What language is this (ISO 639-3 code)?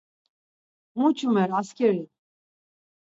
lzz